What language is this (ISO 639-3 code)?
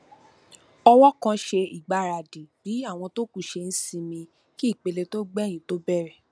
yor